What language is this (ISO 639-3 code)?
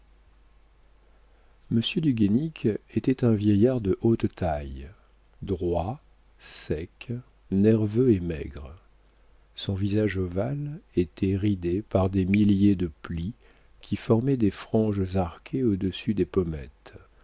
fra